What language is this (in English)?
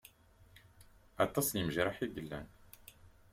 Kabyle